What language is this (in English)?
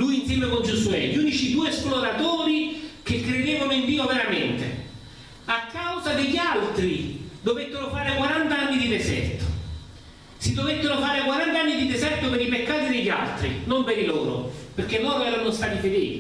Italian